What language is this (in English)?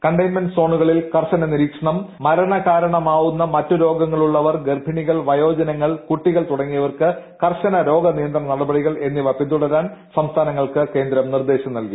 Malayalam